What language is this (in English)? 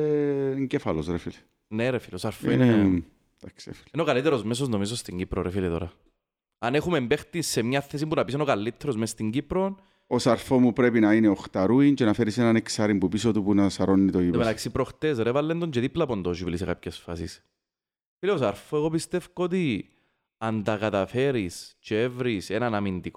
Greek